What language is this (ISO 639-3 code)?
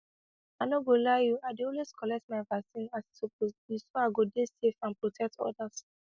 pcm